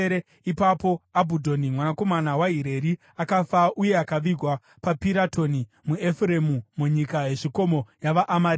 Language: Shona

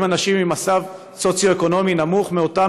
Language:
Hebrew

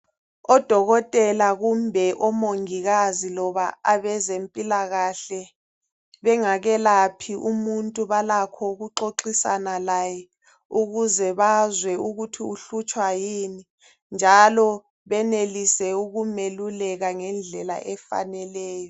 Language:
North Ndebele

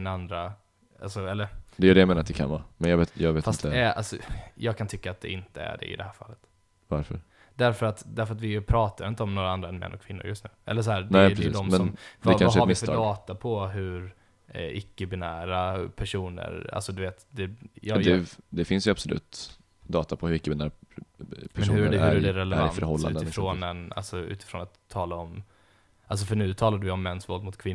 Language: Swedish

